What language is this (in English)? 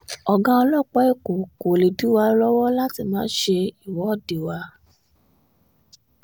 Yoruba